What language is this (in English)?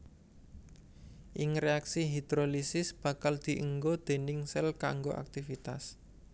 Javanese